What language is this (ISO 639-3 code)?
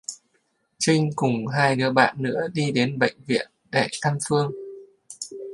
vie